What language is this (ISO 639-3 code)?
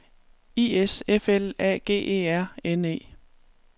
dan